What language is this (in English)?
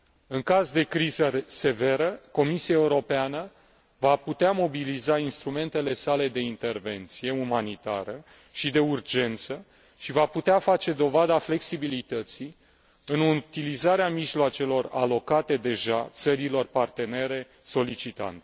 Romanian